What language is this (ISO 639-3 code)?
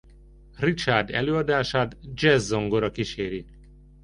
hun